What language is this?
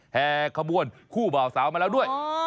Thai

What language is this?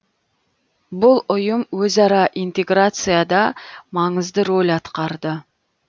Kazakh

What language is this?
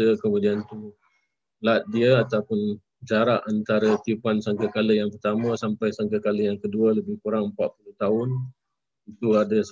Malay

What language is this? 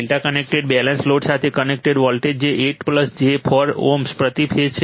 Gujarati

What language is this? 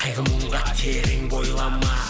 Kazakh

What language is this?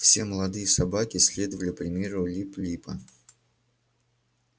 Russian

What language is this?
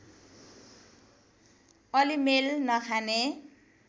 Nepali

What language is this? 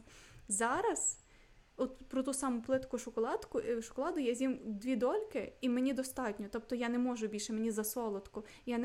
Ukrainian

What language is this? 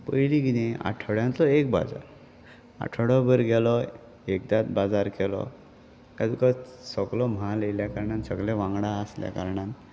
Konkani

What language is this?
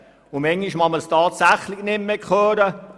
Swiss German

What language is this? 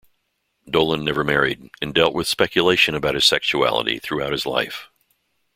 English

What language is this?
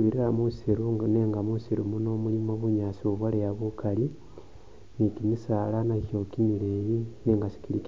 Masaaba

